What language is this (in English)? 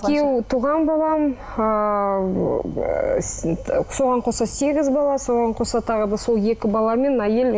Kazakh